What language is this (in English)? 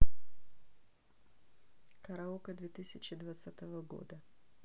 Russian